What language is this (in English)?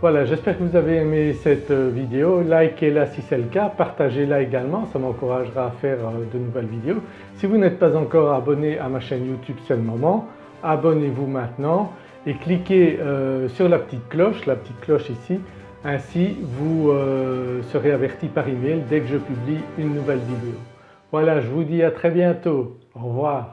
French